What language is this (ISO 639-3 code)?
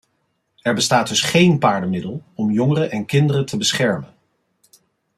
nld